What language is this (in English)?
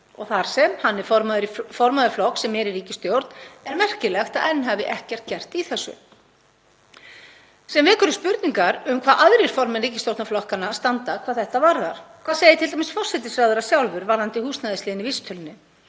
Icelandic